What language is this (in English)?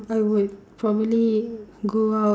English